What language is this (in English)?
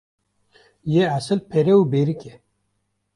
Kurdish